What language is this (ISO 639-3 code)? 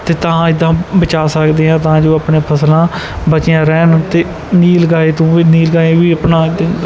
pan